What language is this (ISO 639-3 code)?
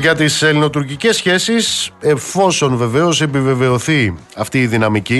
ell